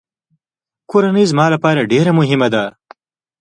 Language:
Pashto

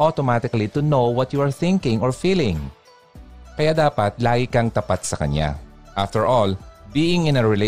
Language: Filipino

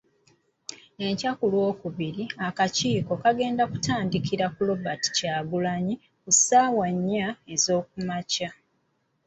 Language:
Ganda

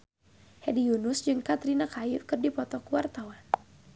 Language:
Sundanese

